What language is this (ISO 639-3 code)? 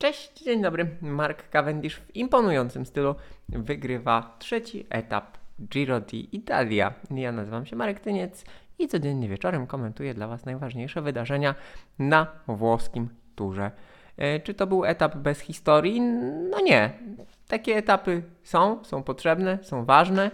pol